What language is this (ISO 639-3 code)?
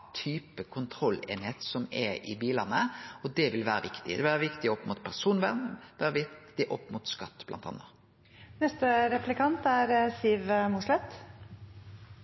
nno